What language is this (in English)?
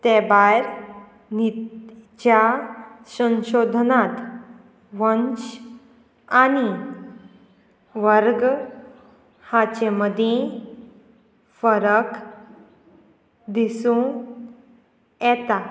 Konkani